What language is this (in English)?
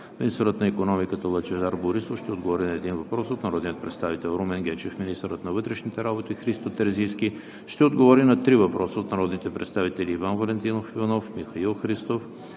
Bulgarian